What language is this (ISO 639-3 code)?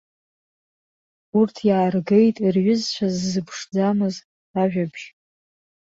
abk